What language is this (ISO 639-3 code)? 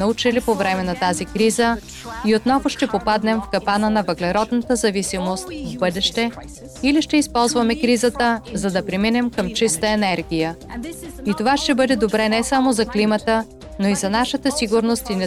bul